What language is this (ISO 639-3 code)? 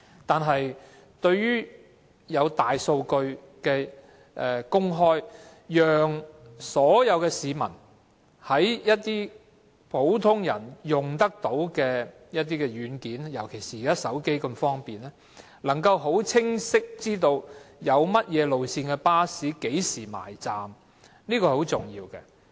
yue